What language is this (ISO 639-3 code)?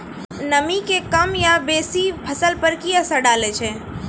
mai